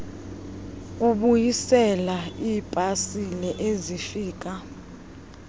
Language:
Xhosa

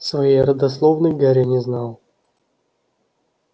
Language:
Russian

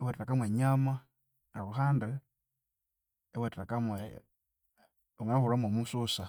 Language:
Konzo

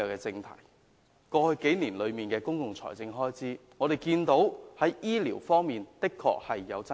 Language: Cantonese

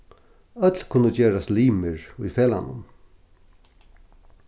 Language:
Faroese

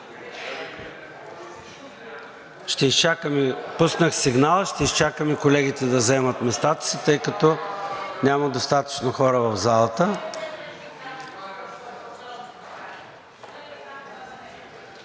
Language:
Bulgarian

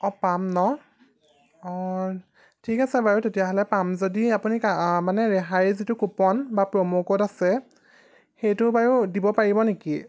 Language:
Assamese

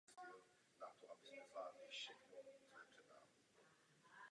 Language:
Czech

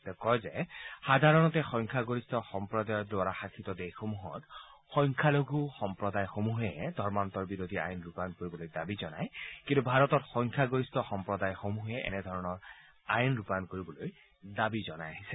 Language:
Assamese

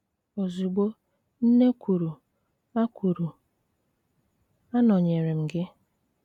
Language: Igbo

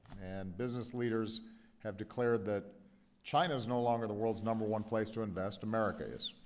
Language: English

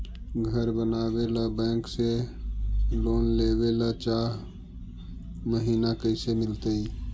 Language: Magahi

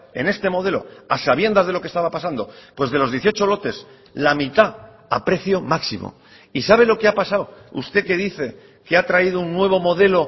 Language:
Spanish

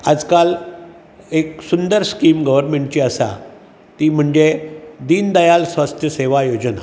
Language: Konkani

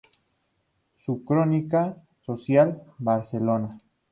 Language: Spanish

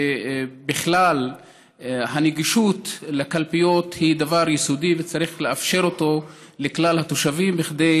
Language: Hebrew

